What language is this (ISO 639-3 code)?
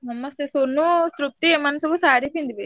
ori